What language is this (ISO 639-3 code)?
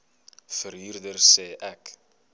afr